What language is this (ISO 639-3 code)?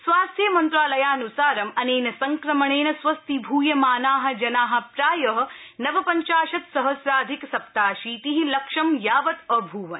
san